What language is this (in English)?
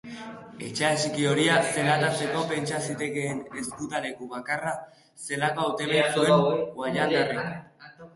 Basque